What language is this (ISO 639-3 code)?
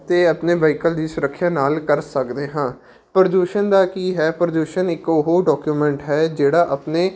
pan